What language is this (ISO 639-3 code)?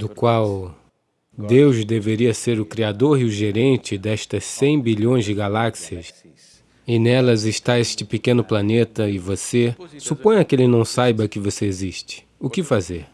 por